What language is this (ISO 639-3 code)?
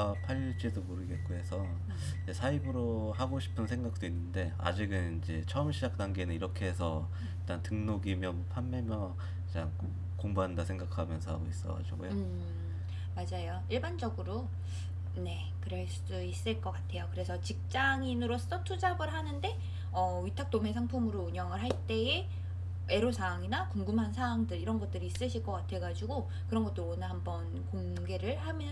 kor